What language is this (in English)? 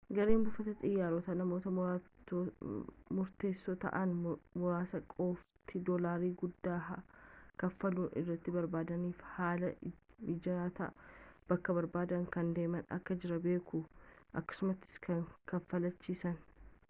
Oromo